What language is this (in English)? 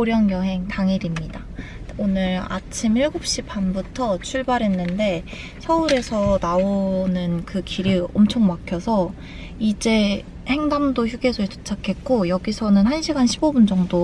Korean